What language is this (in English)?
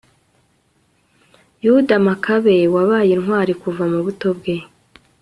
Kinyarwanda